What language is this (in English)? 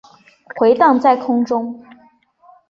Chinese